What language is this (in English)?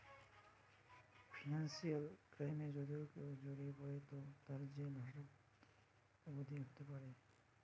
Bangla